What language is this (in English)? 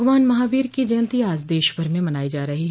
Hindi